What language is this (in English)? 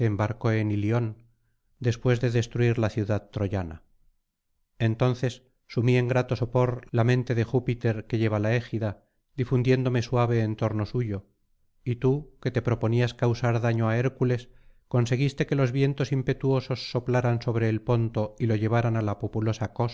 Spanish